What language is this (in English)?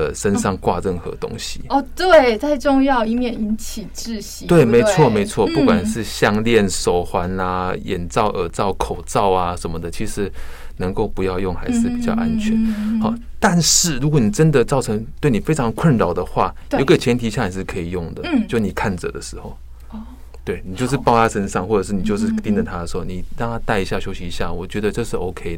Chinese